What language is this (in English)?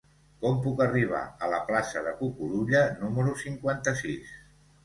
Catalan